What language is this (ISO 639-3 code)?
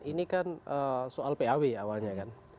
ind